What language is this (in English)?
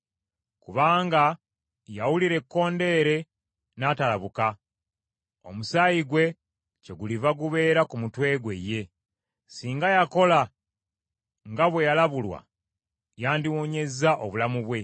Ganda